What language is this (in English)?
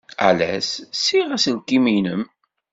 Kabyle